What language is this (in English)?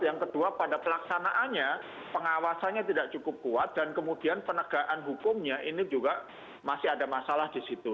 Indonesian